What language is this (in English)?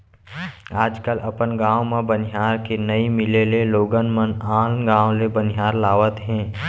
Chhattisgarhi